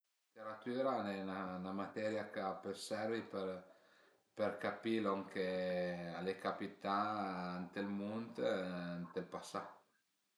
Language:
Piedmontese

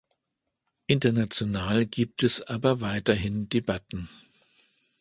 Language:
German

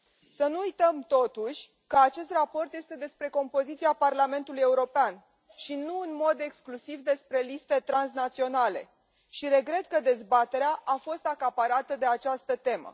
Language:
Romanian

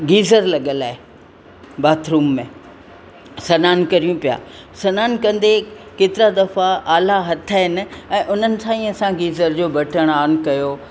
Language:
Sindhi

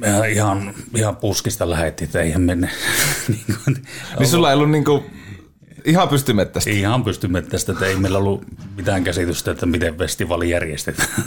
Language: Finnish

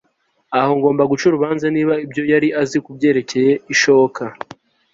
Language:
Kinyarwanda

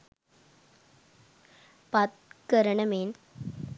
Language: Sinhala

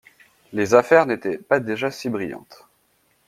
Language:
French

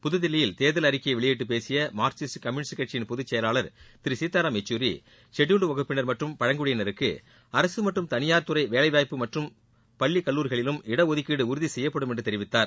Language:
Tamil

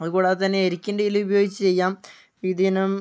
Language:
Malayalam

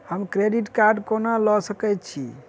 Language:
Maithili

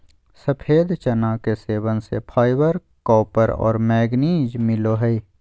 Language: Magahi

